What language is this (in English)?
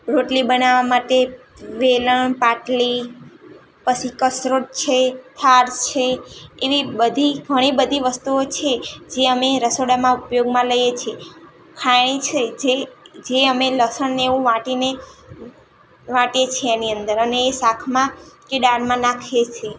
Gujarati